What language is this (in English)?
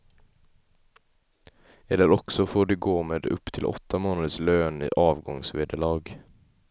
Swedish